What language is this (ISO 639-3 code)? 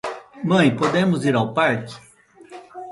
por